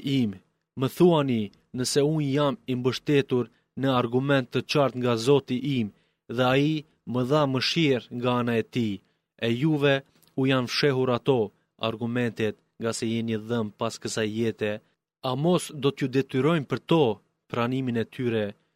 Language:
Greek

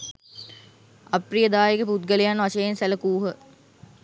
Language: Sinhala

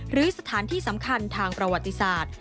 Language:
Thai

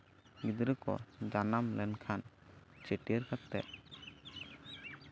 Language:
Santali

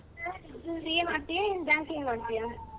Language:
Kannada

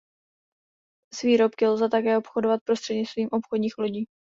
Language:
Czech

